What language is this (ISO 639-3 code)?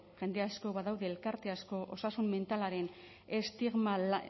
eus